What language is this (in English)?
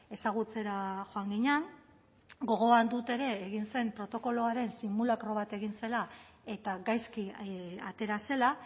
Basque